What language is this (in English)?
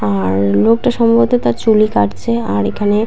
Bangla